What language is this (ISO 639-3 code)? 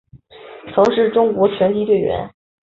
zho